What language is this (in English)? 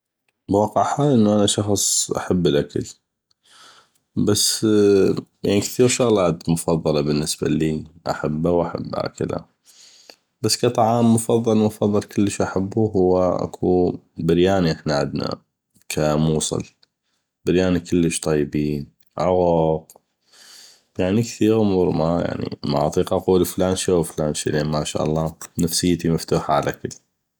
North Mesopotamian Arabic